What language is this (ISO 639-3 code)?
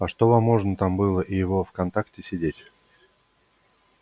rus